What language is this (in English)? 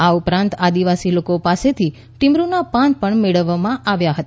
Gujarati